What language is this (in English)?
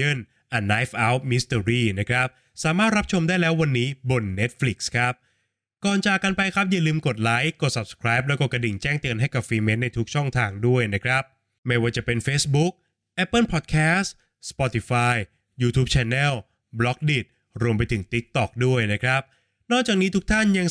Thai